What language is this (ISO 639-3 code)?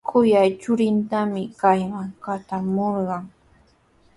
qws